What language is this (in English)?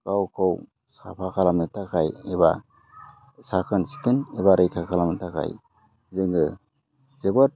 Bodo